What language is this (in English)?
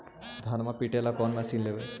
Magahi